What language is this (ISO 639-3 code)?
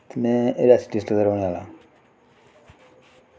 doi